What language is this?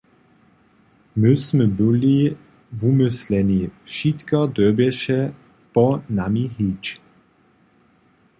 Upper Sorbian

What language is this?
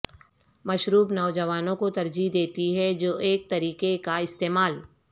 Urdu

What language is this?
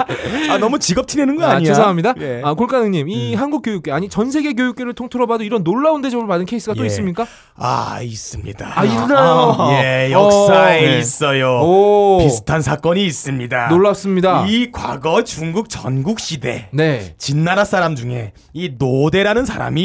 Korean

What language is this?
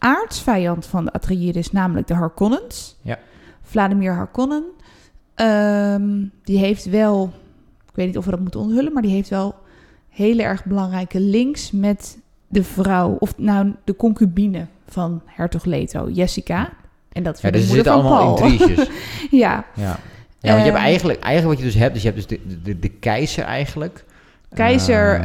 Dutch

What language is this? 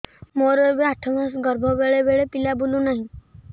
Odia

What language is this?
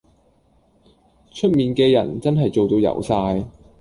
Cantonese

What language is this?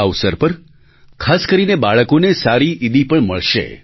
Gujarati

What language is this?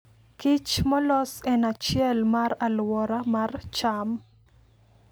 Luo (Kenya and Tanzania)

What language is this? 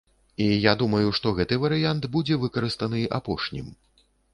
Belarusian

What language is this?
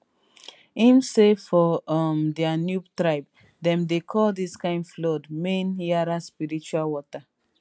Nigerian Pidgin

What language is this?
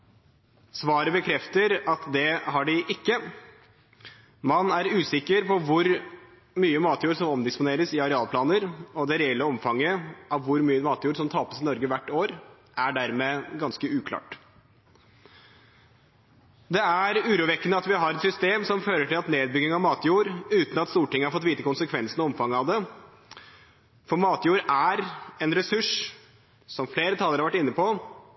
Norwegian Bokmål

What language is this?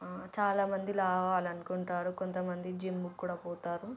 Telugu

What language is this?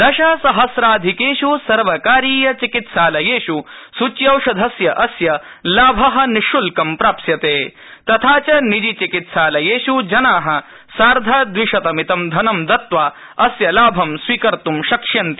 Sanskrit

